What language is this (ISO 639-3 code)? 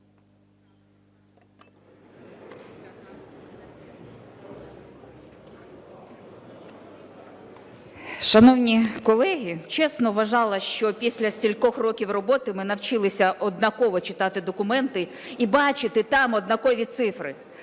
ukr